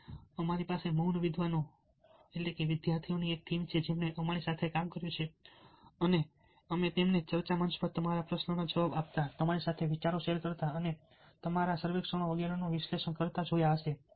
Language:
Gujarati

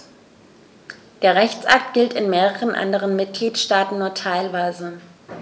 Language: German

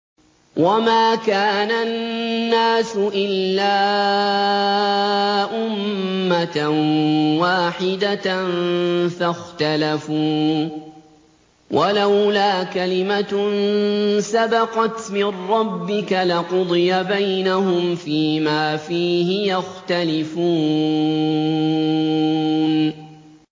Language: Arabic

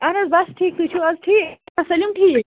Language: Kashmiri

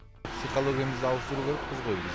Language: Kazakh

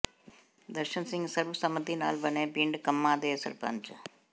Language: Punjabi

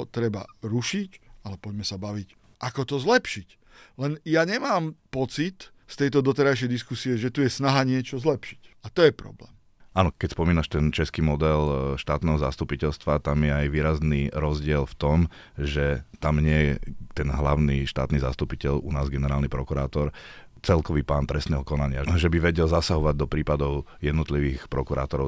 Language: Slovak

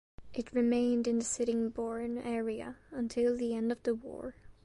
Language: English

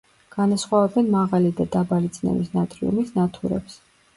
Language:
Georgian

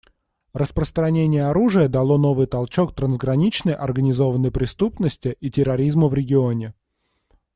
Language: Russian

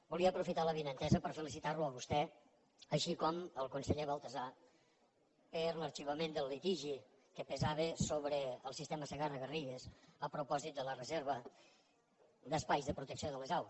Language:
Catalan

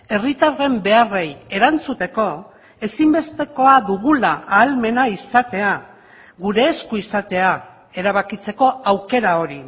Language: Basque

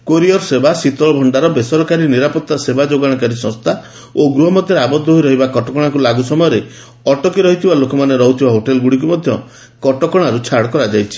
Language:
Odia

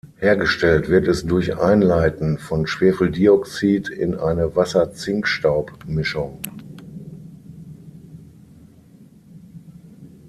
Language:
German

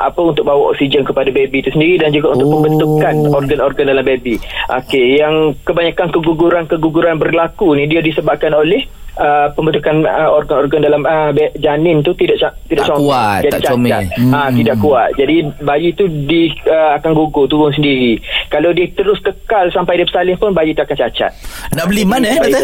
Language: Malay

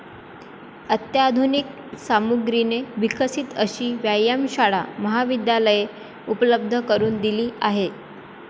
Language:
Marathi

